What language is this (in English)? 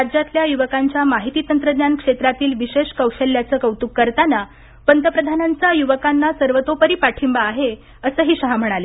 Marathi